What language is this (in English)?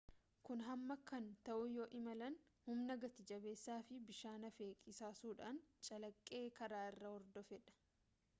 Oromo